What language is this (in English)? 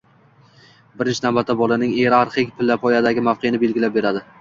Uzbek